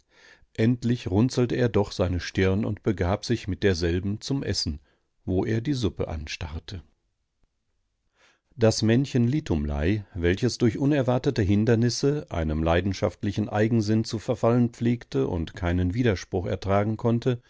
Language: German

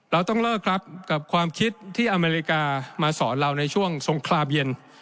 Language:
Thai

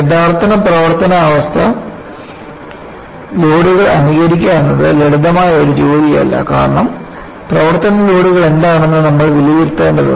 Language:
Malayalam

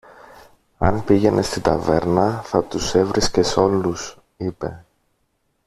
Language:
Greek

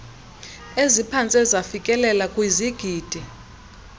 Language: Xhosa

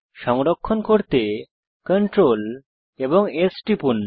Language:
Bangla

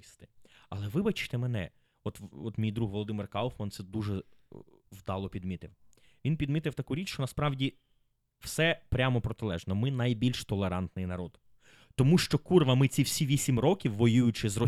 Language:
Ukrainian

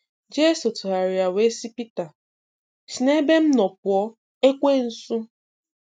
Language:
Igbo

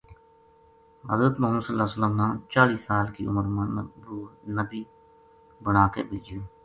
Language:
Gujari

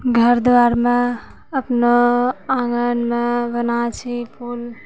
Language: Maithili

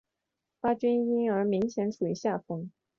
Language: Chinese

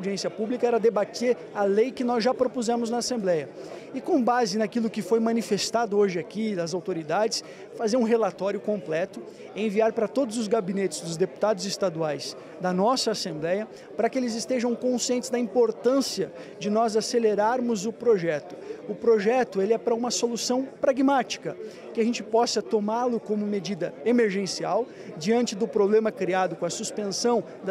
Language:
Portuguese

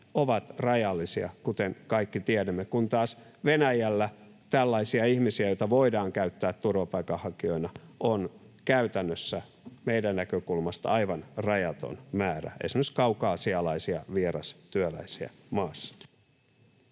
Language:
Finnish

